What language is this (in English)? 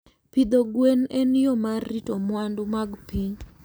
Luo (Kenya and Tanzania)